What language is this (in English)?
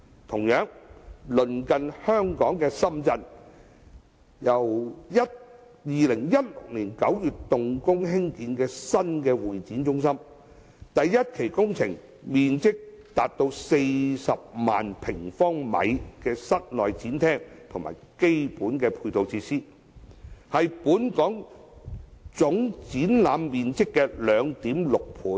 Cantonese